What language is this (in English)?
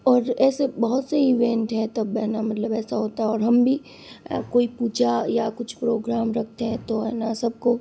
Hindi